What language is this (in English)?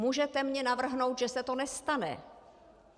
Czech